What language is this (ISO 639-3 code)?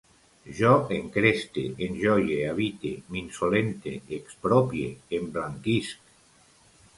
cat